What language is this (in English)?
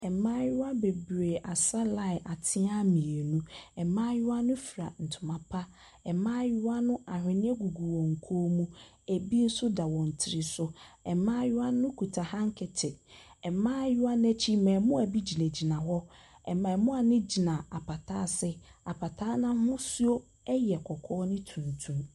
Akan